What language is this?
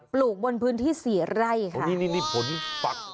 Thai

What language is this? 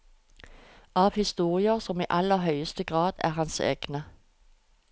Norwegian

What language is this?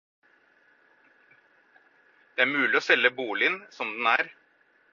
Norwegian Bokmål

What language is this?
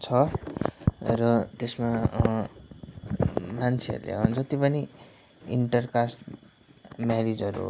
Nepali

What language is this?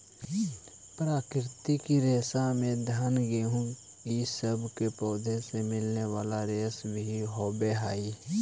Magahi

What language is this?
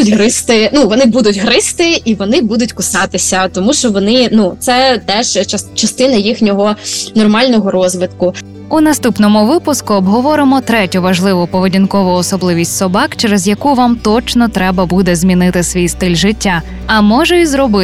Ukrainian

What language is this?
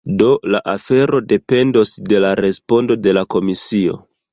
Esperanto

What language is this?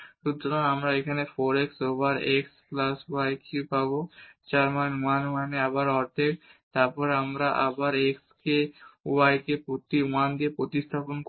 Bangla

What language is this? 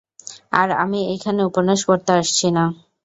Bangla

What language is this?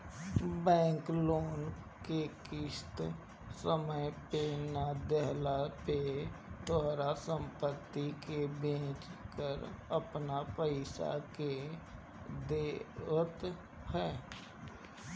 Bhojpuri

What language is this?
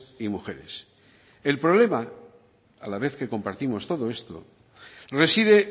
Spanish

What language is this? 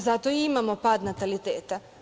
Serbian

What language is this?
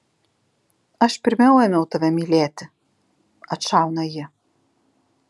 Lithuanian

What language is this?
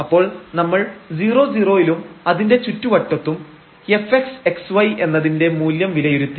Malayalam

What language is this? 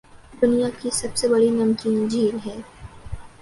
Urdu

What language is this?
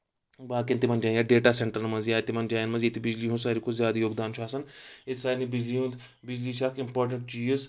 Kashmiri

